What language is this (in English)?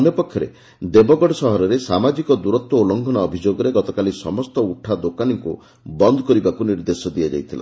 Odia